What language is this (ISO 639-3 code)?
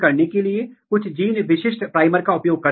hin